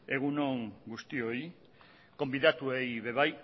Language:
Basque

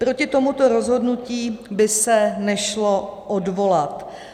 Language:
Czech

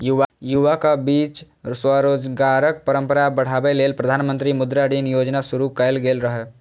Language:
Maithili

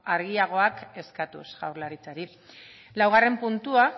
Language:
Basque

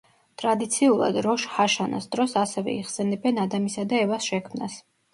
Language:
Georgian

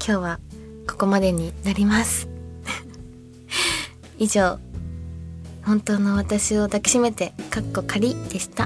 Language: Japanese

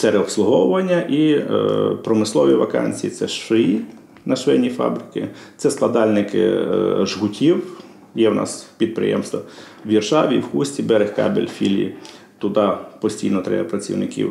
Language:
Ukrainian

